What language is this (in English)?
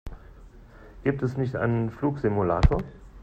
German